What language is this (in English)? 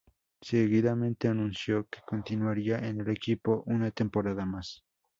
Spanish